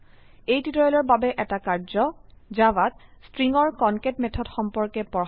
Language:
Assamese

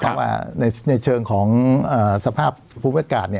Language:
Thai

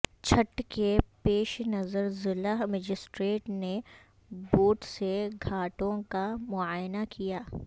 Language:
Urdu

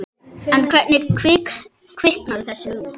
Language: Icelandic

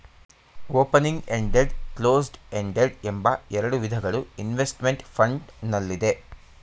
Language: Kannada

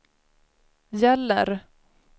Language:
Swedish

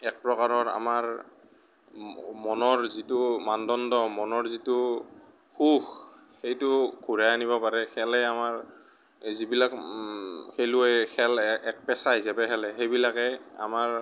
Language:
Assamese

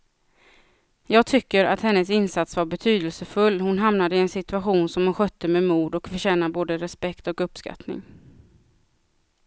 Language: Swedish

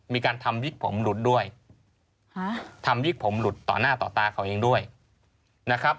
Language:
Thai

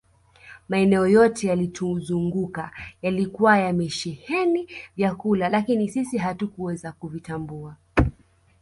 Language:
Swahili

